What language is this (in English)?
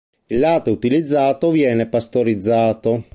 Italian